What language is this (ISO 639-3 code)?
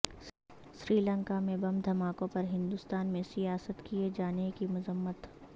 urd